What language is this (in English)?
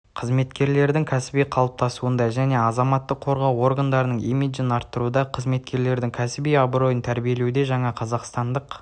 Kazakh